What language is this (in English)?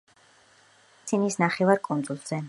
Georgian